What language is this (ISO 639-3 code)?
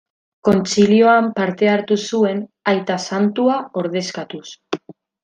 eus